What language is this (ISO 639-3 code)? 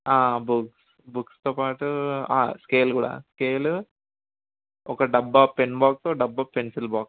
tel